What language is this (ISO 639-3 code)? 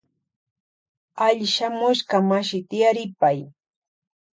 qvj